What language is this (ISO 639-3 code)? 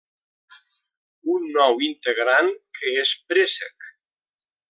cat